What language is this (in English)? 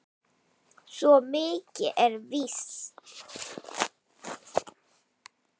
Icelandic